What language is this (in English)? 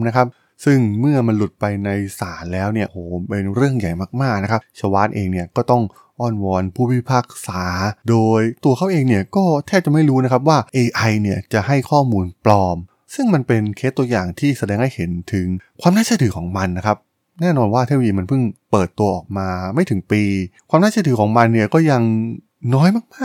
Thai